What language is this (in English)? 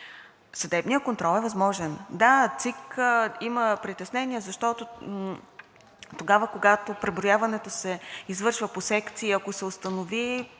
Bulgarian